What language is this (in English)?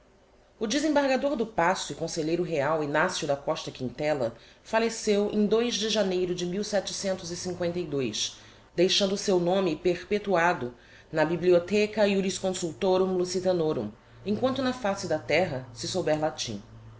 Portuguese